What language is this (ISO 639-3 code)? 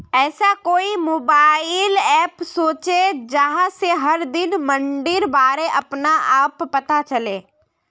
mag